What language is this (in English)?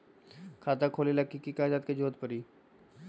Magahi